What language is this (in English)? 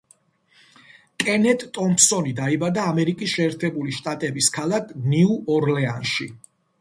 Georgian